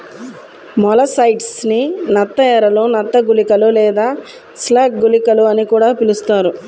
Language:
Telugu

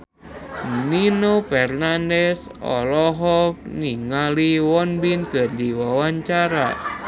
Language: Sundanese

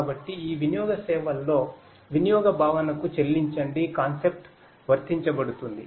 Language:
Telugu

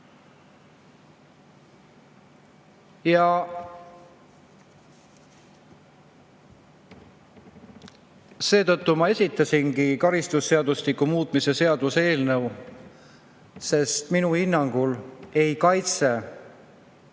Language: Estonian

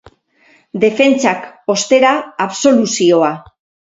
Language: Basque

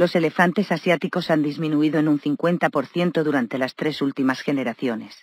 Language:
Spanish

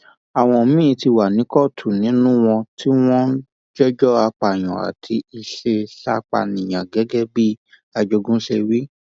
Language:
Yoruba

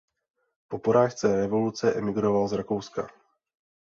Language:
Czech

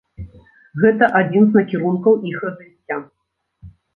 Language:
Belarusian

